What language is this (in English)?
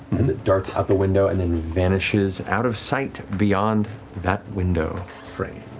English